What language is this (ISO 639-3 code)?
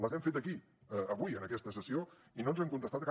cat